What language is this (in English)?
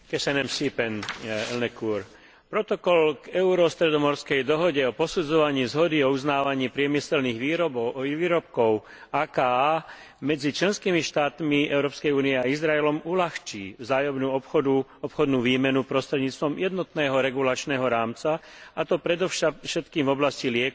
Slovak